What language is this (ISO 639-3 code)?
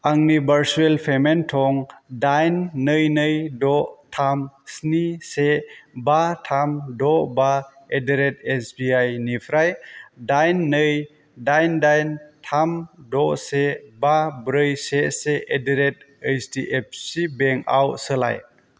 brx